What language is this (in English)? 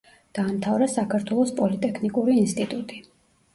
Georgian